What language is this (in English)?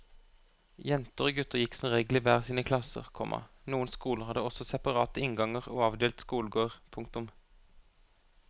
Norwegian